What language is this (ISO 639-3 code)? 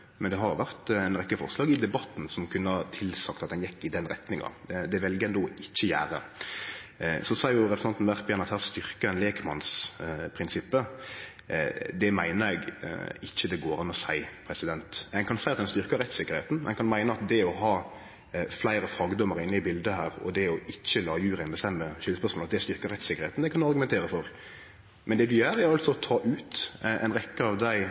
nno